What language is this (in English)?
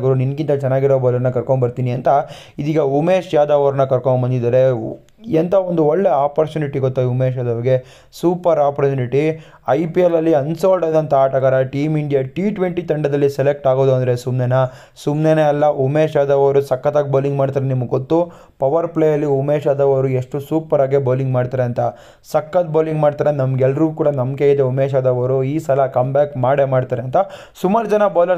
Hindi